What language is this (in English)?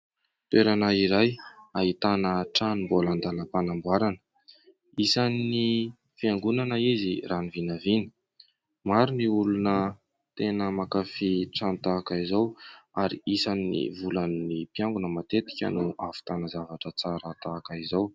Malagasy